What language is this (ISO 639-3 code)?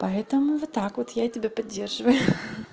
rus